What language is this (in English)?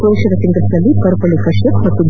Kannada